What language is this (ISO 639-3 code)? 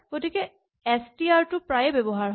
asm